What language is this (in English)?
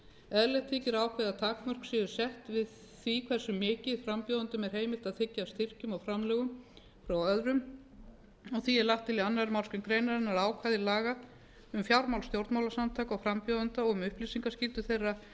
Icelandic